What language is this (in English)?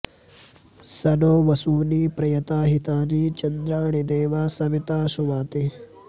Sanskrit